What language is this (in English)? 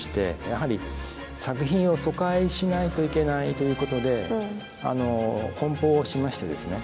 Japanese